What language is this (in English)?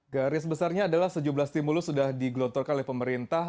Indonesian